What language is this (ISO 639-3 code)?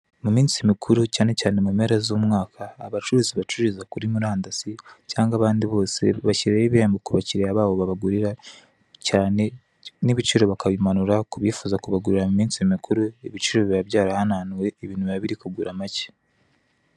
kin